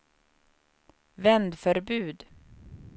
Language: Swedish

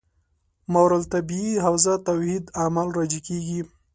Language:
Pashto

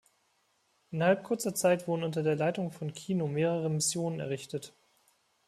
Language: German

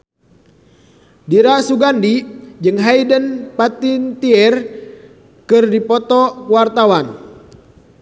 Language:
Sundanese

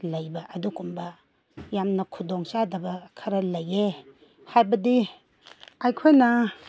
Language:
Manipuri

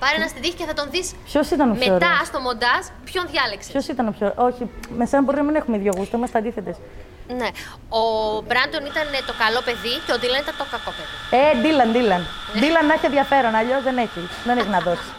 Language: Greek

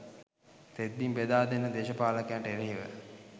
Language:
Sinhala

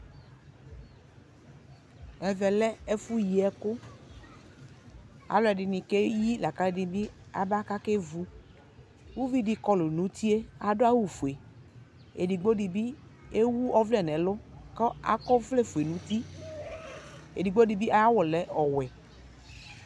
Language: Ikposo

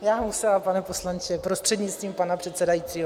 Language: Czech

